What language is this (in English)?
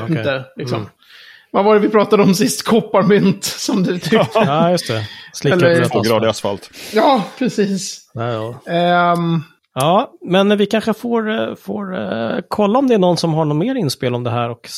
Swedish